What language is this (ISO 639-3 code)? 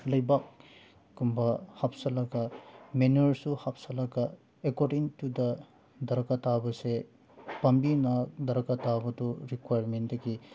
mni